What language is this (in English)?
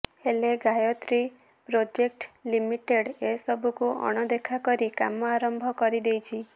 Odia